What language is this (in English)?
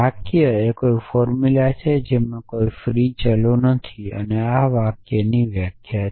Gujarati